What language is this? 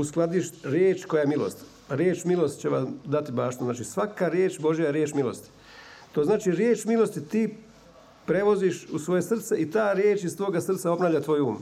Croatian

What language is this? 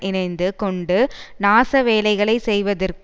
Tamil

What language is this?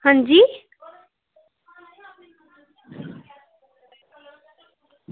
Dogri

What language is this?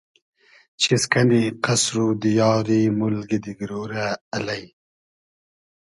Hazaragi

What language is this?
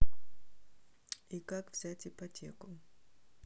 Russian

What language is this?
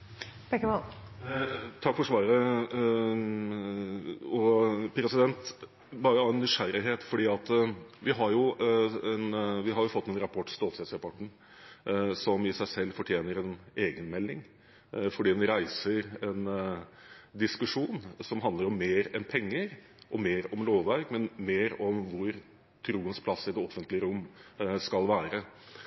Norwegian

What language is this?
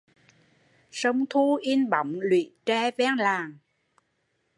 Vietnamese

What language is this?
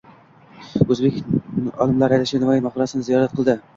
Uzbek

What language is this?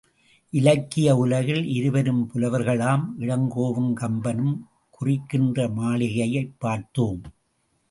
Tamil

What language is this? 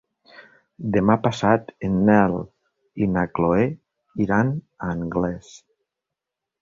Catalan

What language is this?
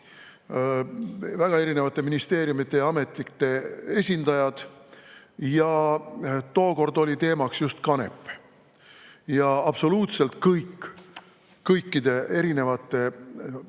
Estonian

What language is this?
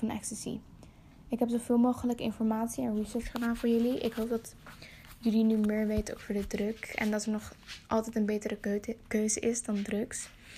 Dutch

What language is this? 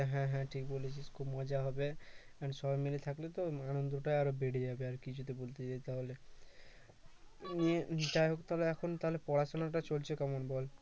Bangla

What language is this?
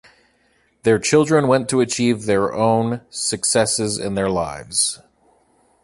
English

